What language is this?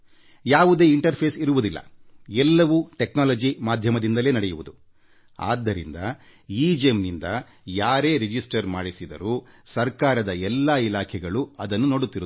Kannada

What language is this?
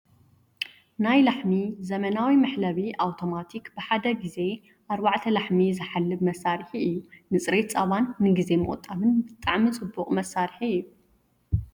Tigrinya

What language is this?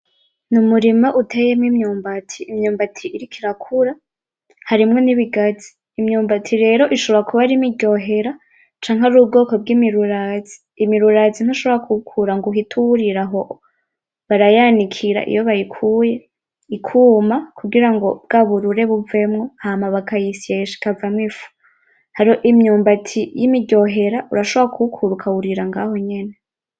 Rundi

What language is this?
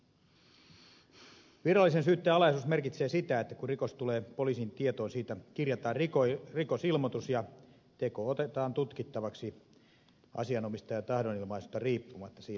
Finnish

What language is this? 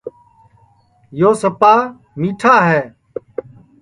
Sansi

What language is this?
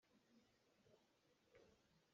Hakha Chin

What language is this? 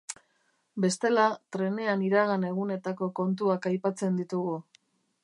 Basque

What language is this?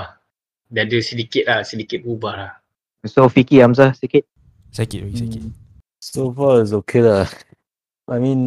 Malay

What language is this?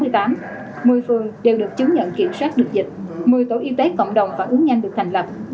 Vietnamese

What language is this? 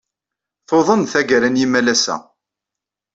Kabyle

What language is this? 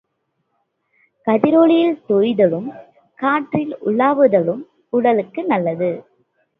Tamil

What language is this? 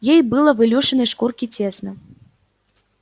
Russian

